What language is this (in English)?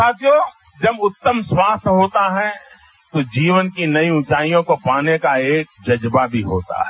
Hindi